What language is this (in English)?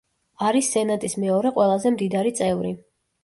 Georgian